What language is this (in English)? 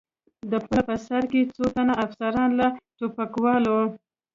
Pashto